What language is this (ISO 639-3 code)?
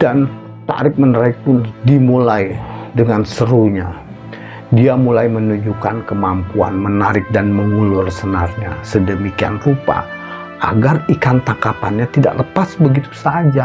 ind